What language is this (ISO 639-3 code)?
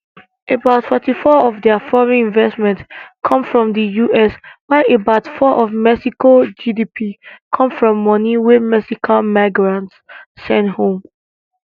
pcm